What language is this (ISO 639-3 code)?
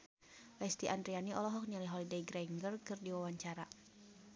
sun